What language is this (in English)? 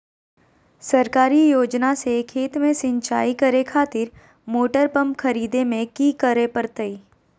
Magahi